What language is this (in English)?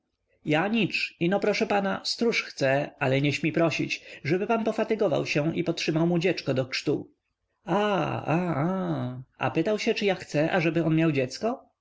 Polish